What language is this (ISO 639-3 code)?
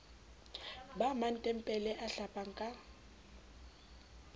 sot